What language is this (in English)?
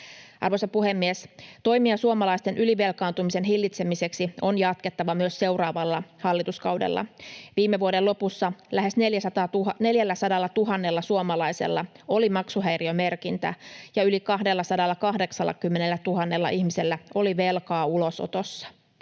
Finnish